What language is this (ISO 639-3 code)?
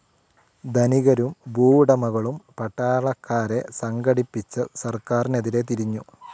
mal